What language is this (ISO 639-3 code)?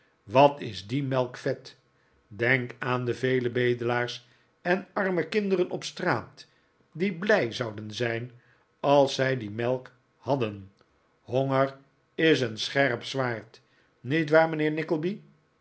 nld